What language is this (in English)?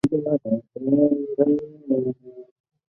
Chinese